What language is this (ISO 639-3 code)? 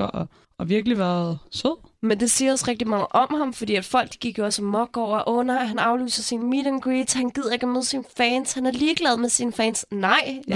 dan